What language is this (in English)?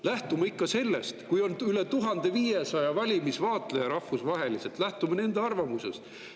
Estonian